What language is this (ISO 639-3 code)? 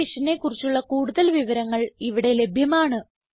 mal